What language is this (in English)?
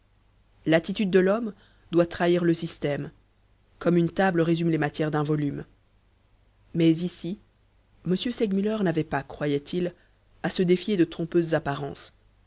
French